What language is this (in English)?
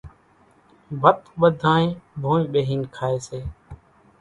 Kachi Koli